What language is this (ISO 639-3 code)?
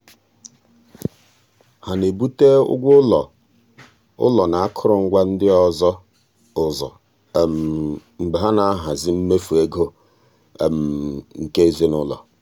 ibo